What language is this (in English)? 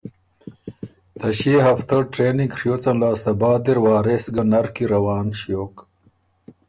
Ormuri